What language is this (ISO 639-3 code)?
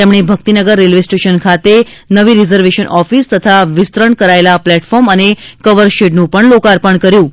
guj